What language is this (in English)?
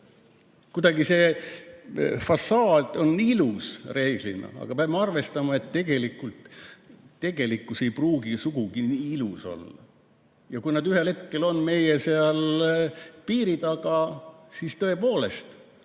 Estonian